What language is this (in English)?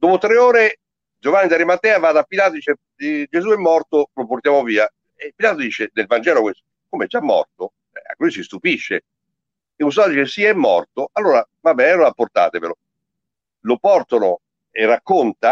Italian